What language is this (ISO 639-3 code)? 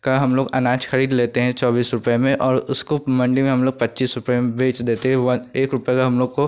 hin